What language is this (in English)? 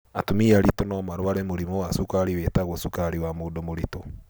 Kikuyu